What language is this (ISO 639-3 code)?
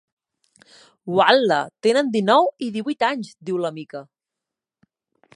cat